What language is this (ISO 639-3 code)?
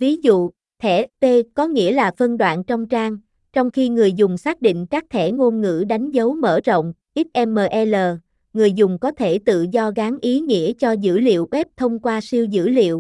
vie